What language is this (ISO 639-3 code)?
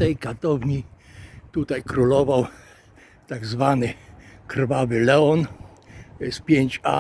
pol